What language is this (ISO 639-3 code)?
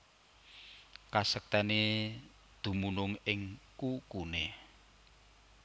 jav